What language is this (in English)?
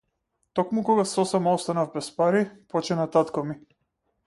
Macedonian